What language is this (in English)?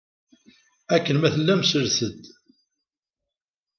Kabyle